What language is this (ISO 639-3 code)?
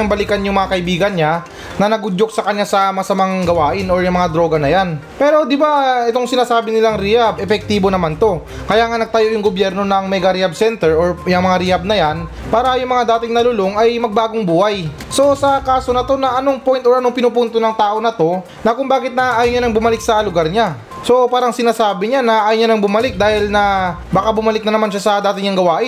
fil